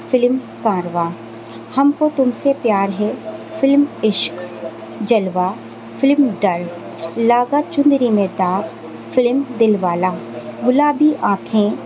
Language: Urdu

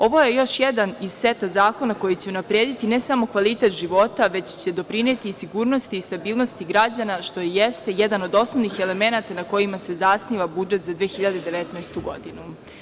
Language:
Serbian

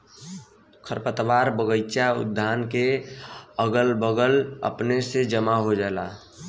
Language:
Bhojpuri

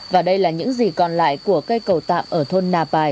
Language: Vietnamese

